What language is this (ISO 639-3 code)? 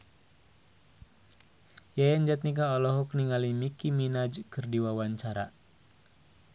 sun